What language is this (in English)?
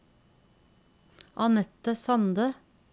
Norwegian